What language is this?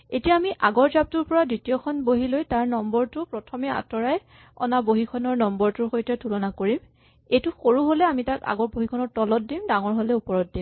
Assamese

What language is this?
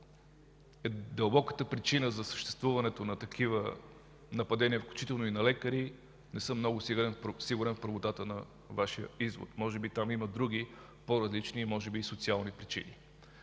Bulgarian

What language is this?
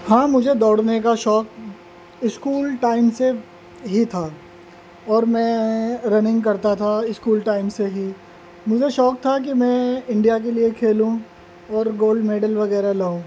Urdu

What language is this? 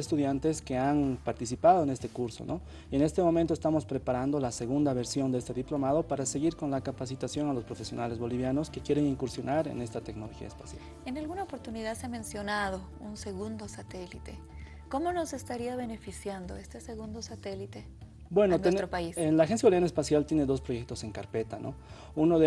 Spanish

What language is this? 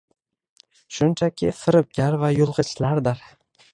Uzbek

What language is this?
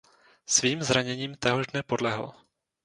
Czech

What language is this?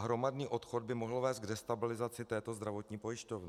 Czech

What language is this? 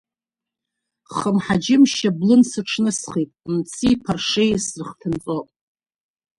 Abkhazian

